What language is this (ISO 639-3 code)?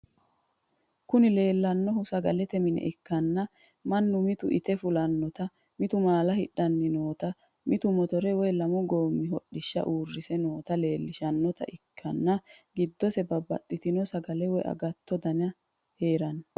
sid